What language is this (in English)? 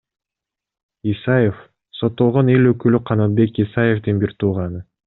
Kyrgyz